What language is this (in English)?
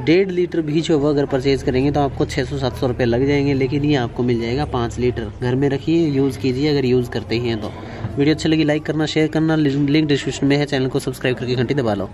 Hindi